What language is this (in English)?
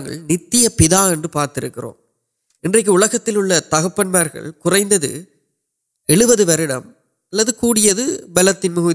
Urdu